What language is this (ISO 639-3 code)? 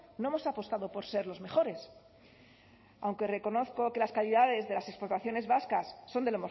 spa